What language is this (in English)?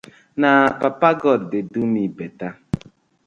Nigerian Pidgin